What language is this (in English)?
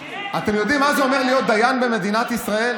Hebrew